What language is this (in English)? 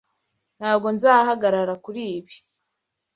Kinyarwanda